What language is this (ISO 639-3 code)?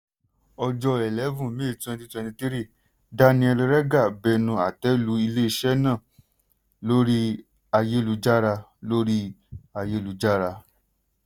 yor